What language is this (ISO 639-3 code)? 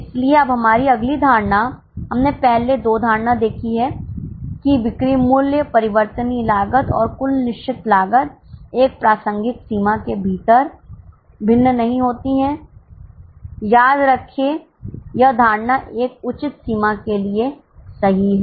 hin